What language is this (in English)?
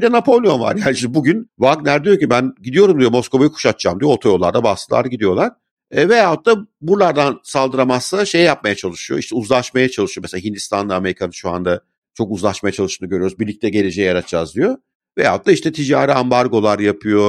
Turkish